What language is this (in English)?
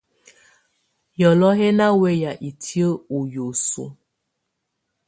Tunen